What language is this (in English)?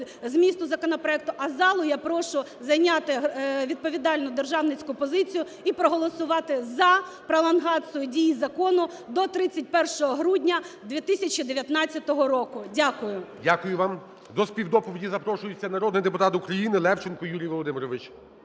Ukrainian